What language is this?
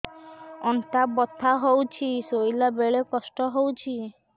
Odia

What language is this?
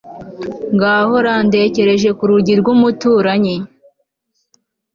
Kinyarwanda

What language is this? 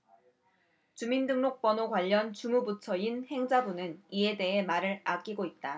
Korean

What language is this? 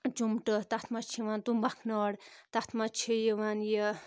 Kashmiri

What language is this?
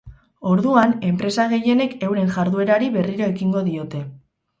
Basque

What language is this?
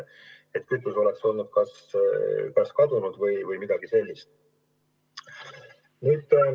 Estonian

